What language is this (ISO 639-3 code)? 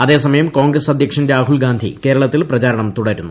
mal